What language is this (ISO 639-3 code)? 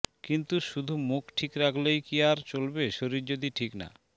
ben